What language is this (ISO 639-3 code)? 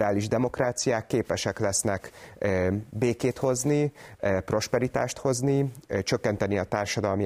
hun